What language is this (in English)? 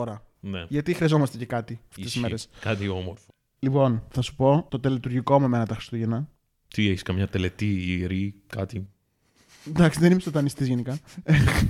Greek